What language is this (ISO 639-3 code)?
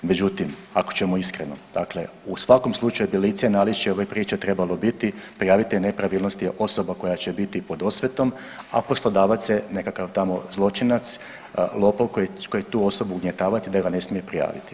hrv